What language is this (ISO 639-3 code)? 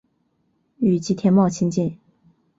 zho